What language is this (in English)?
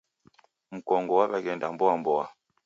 Taita